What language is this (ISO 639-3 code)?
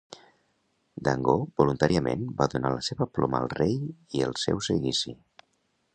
cat